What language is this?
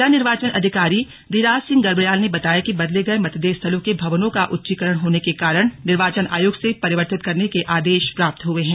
Hindi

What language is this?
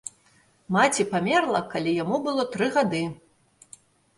Belarusian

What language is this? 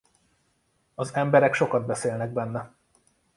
Hungarian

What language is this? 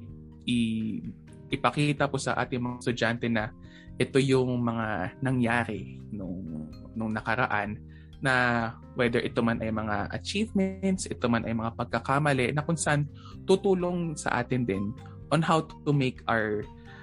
Filipino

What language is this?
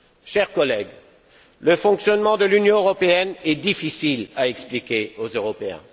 French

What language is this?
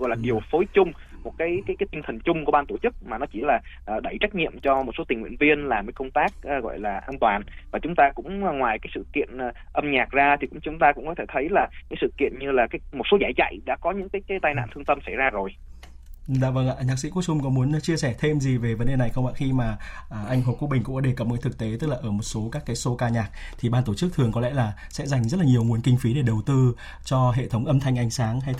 Vietnamese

